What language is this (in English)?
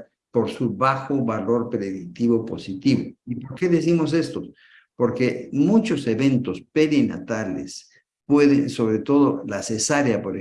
Spanish